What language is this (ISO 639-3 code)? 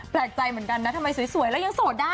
tha